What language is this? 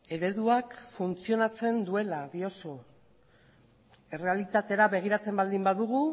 Basque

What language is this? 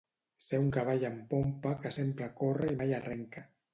Catalan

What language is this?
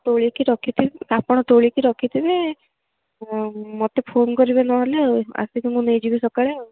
Odia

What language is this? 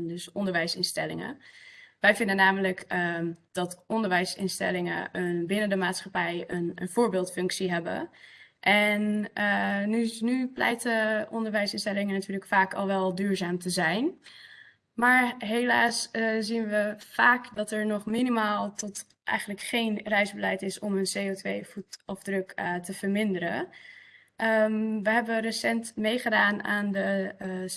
Dutch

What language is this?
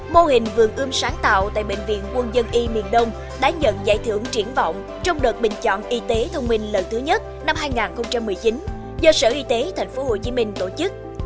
Vietnamese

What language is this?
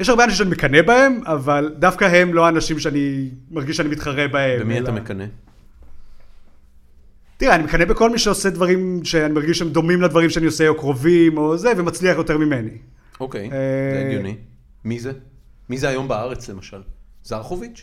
Hebrew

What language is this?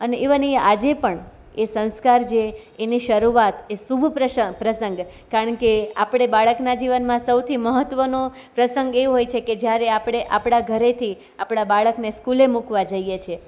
Gujarati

